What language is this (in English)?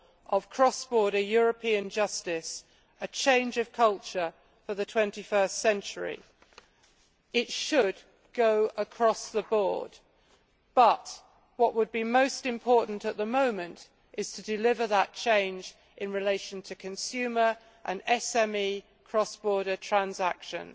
English